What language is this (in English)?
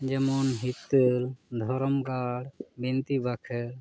Santali